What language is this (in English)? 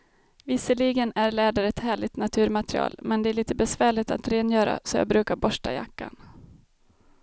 Swedish